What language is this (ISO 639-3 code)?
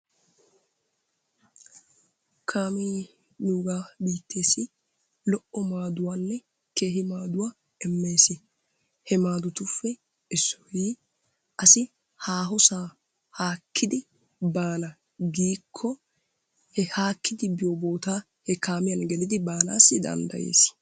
wal